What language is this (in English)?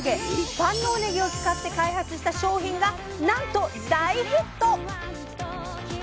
Japanese